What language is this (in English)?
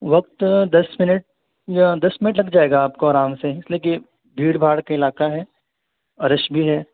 Urdu